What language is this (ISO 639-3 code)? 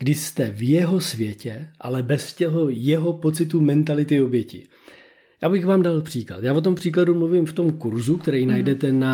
ces